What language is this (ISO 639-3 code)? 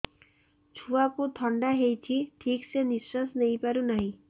ori